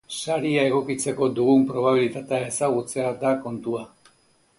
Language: Basque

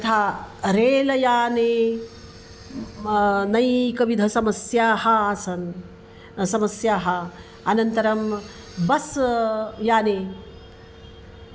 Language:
Sanskrit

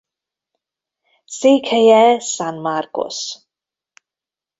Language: Hungarian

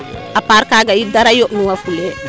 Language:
Serer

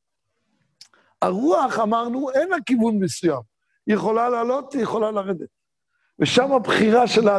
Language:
Hebrew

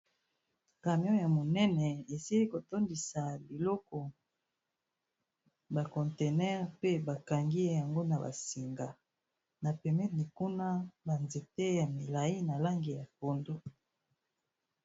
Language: Lingala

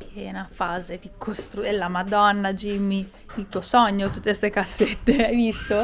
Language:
Italian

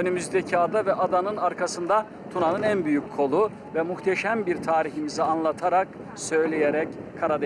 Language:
Turkish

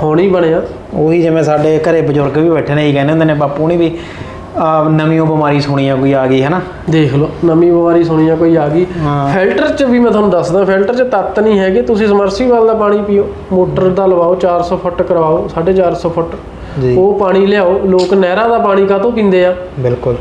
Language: Punjabi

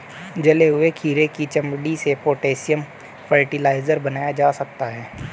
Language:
Hindi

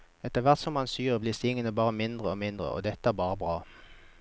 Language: Norwegian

